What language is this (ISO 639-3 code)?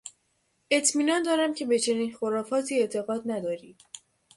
fas